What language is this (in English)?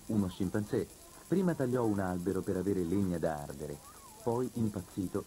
Italian